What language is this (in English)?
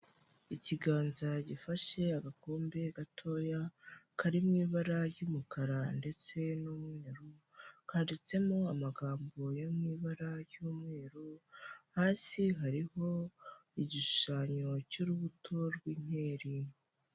Kinyarwanda